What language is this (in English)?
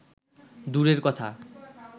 Bangla